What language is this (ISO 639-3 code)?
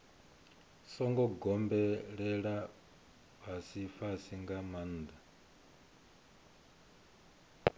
ven